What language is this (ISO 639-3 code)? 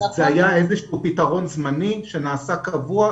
heb